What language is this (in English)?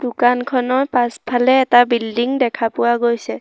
Assamese